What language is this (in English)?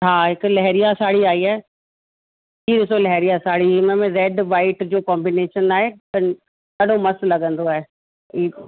Sindhi